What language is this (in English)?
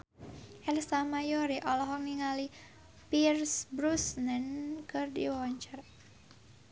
Sundanese